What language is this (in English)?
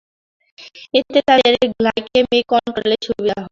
Bangla